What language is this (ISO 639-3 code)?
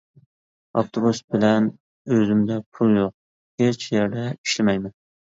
uig